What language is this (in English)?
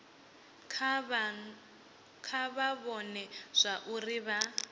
Venda